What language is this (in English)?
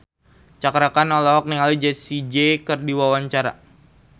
Sundanese